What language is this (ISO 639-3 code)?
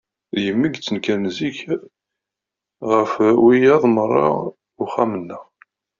kab